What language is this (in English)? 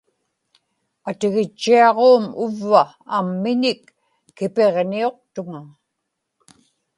Inupiaq